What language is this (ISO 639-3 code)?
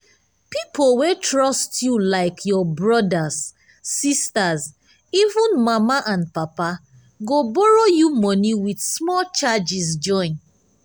pcm